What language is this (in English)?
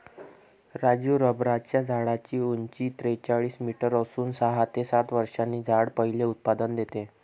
Marathi